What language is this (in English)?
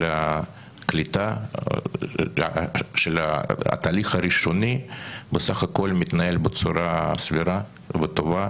Hebrew